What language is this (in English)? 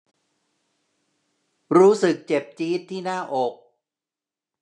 Thai